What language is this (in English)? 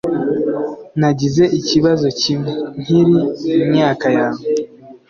Kinyarwanda